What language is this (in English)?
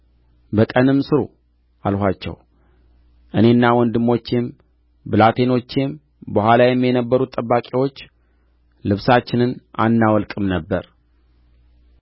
Amharic